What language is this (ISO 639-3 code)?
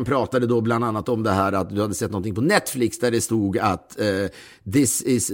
swe